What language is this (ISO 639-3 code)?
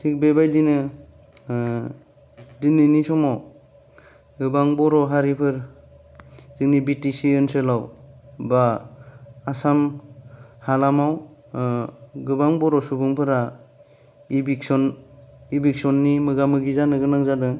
brx